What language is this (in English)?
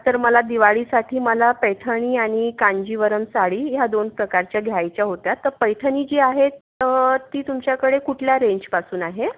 Marathi